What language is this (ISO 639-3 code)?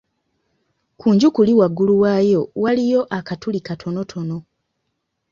lug